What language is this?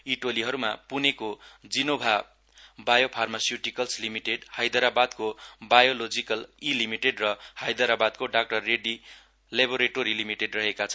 Nepali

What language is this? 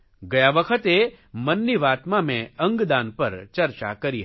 Gujarati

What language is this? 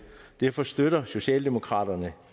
Danish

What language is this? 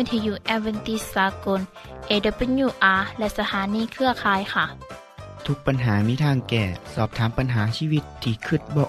Thai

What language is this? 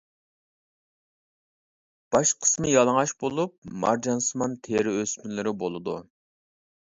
Uyghur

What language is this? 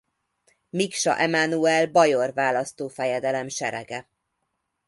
Hungarian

